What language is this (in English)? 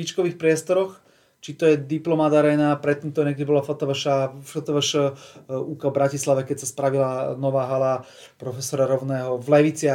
Slovak